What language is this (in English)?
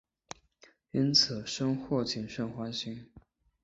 Chinese